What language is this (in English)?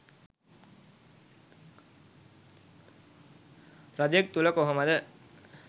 Sinhala